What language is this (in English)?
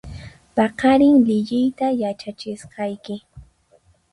Puno Quechua